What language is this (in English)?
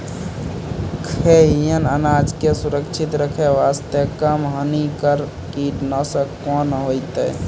Maithili